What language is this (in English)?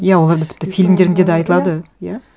Kazakh